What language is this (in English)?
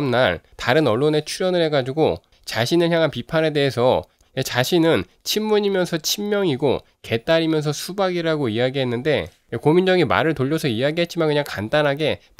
Korean